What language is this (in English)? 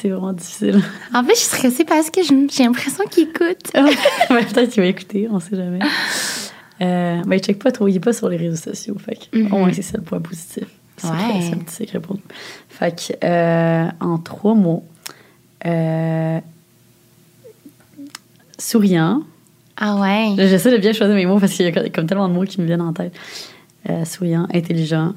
French